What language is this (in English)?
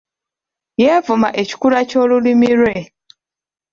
Ganda